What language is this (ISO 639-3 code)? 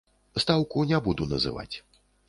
bel